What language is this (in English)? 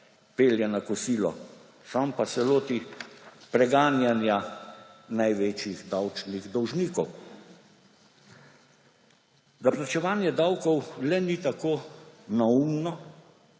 Slovenian